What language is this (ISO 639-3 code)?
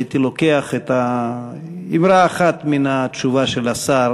heb